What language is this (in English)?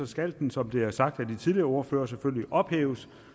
Danish